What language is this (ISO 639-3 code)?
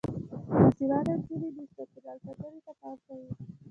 pus